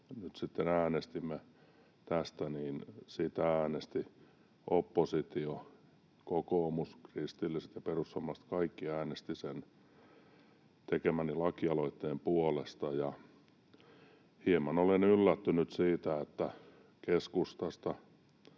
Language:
Finnish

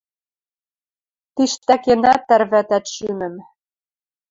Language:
Western Mari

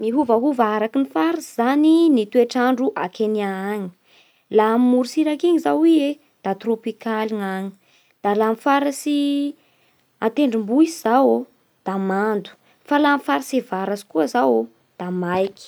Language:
Bara Malagasy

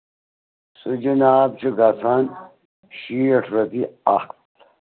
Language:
Kashmiri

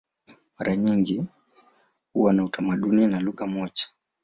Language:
Swahili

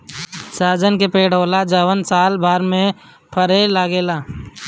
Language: Bhojpuri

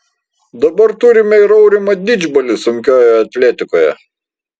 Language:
Lithuanian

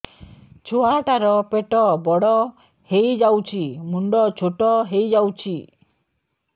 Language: Odia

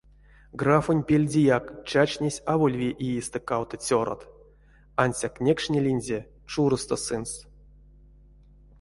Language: Erzya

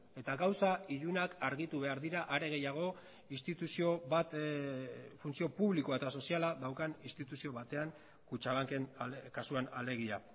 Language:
Basque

